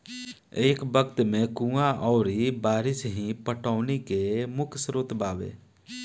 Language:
Bhojpuri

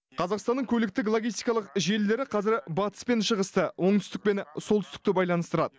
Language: Kazakh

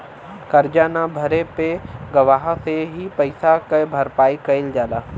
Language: Bhojpuri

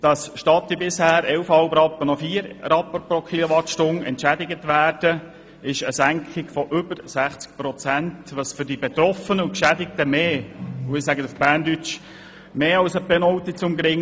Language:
Swiss German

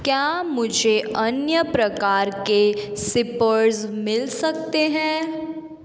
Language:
Hindi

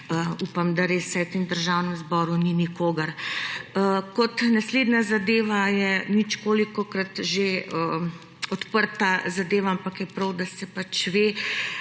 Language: Slovenian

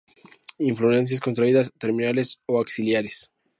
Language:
Spanish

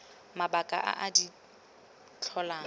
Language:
Tswana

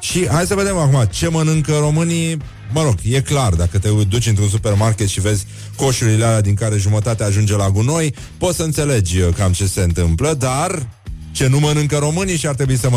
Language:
Romanian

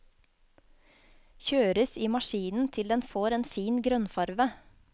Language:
Norwegian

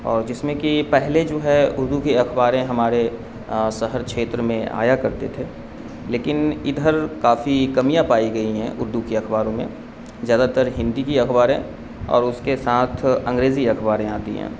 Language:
Urdu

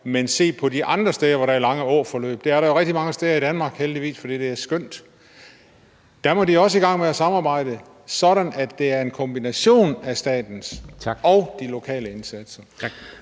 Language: Danish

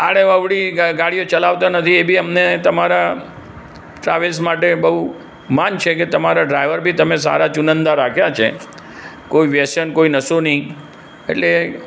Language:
Gujarati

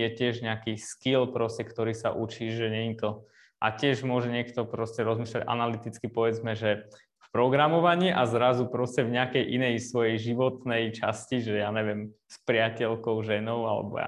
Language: Slovak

